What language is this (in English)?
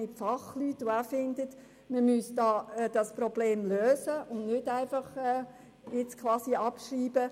Swiss German